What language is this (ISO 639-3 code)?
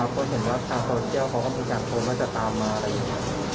tha